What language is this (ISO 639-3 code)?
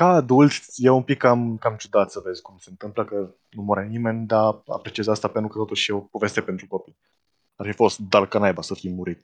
ron